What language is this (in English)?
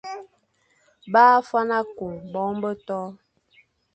Fang